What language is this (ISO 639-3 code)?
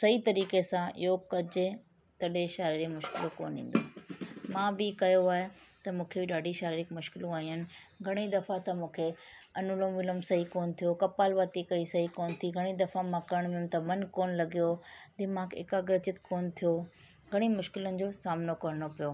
snd